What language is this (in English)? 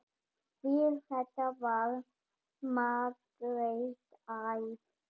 Icelandic